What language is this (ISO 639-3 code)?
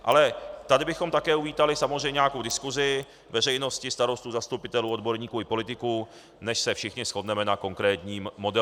ces